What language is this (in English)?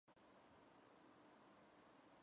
Georgian